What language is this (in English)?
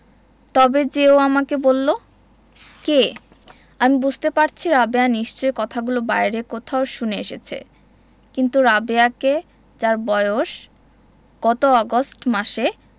Bangla